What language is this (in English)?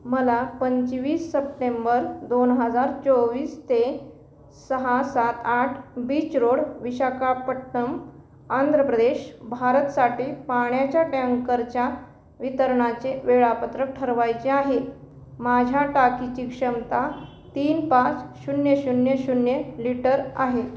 Marathi